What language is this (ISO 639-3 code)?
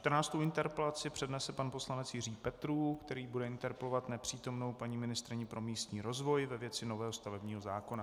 ces